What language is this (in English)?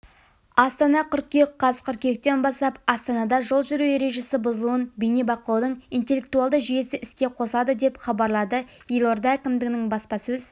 Kazakh